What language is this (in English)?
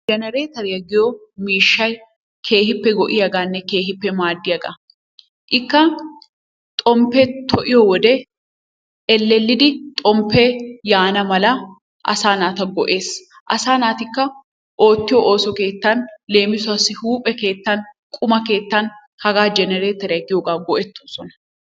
Wolaytta